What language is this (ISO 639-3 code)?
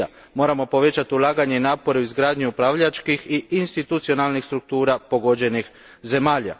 hrv